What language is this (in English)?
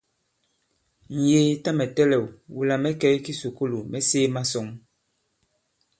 Bankon